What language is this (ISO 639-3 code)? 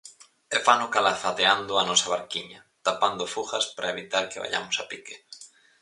glg